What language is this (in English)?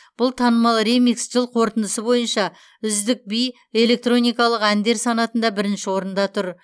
Kazakh